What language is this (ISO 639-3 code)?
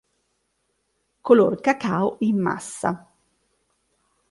ita